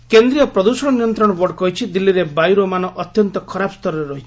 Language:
Odia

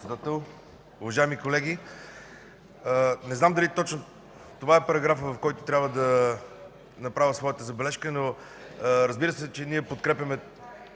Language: Bulgarian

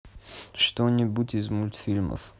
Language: Russian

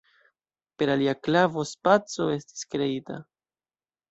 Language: Esperanto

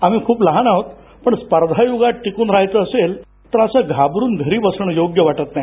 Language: Marathi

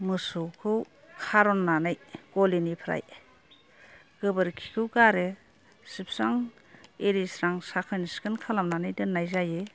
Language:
Bodo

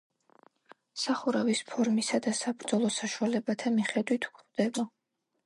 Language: Georgian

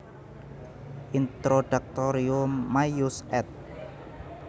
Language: Javanese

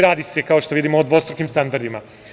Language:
Serbian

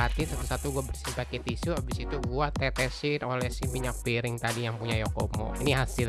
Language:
Indonesian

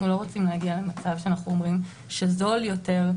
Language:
Hebrew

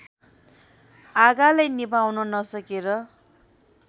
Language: Nepali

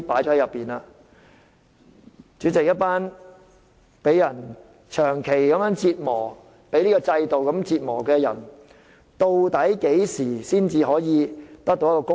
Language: Cantonese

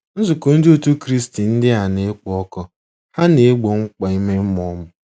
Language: Igbo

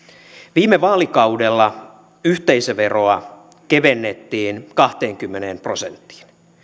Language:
Finnish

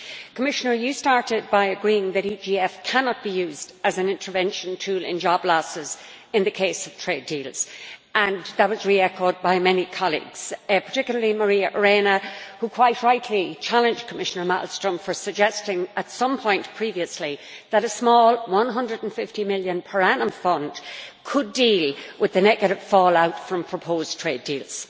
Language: English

